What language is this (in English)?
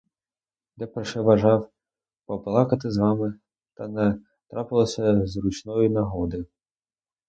Ukrainian